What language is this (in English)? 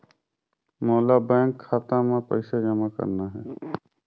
Chhattisgarhi